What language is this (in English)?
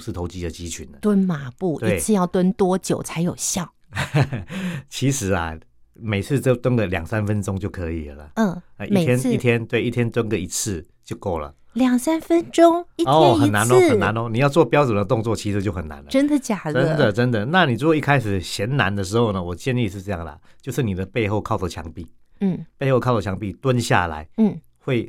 Chinese